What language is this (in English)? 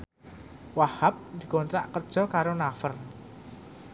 Javanese